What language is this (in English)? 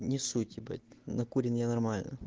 Russian